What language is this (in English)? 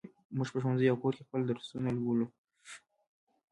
Pashto